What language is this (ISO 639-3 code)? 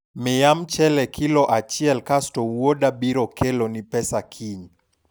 luo